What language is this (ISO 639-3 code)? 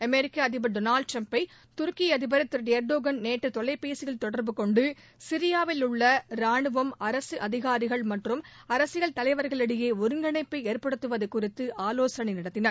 tam